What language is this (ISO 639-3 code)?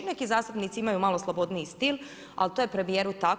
hrv